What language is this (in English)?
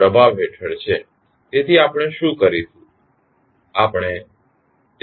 Gujarati